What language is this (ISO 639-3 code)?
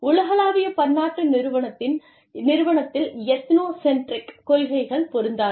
tam